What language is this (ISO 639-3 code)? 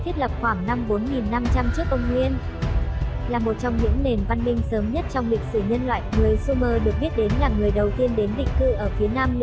vie